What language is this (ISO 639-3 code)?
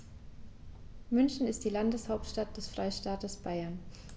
deu